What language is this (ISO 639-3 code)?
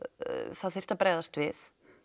isl